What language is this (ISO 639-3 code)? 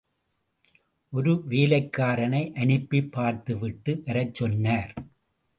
tam